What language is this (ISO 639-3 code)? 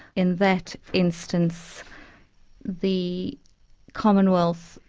eng